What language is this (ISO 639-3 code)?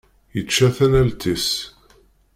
kab